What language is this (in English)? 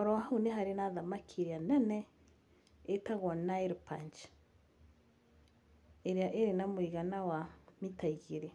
Kikuyu